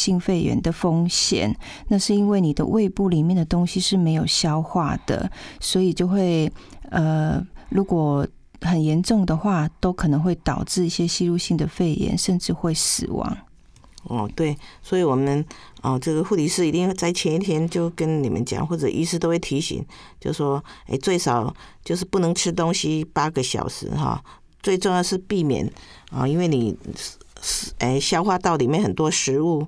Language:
Chinese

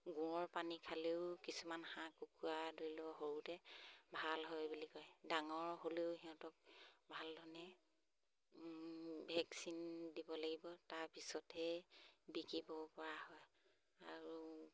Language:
Assamese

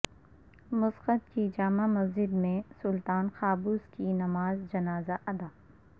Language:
Urdu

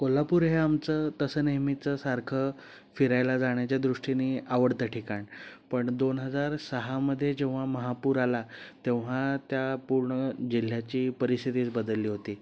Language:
Marathi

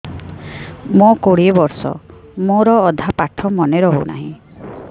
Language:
Odia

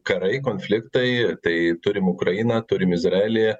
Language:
Lithuanian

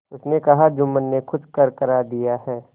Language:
Hindi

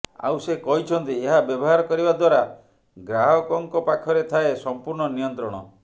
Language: Odia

